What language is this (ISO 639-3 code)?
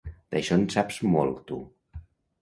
cat